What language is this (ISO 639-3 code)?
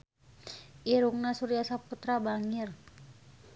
sun